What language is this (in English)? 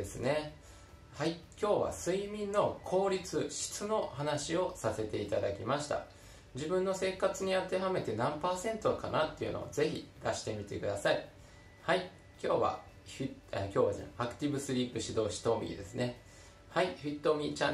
Japanese